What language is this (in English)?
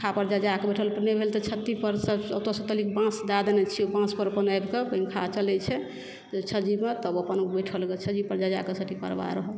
Maithili